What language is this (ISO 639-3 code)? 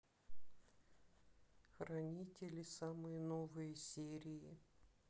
rus